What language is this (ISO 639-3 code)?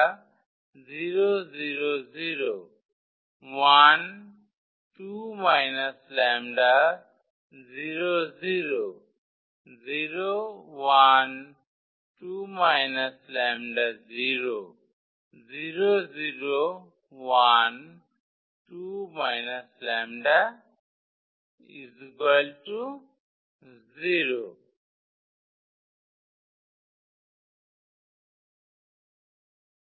ben